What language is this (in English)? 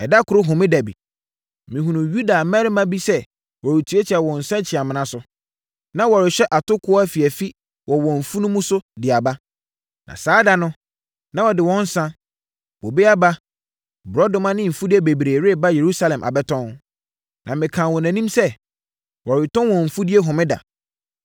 Akan